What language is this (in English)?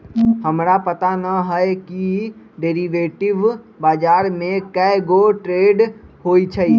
Magahi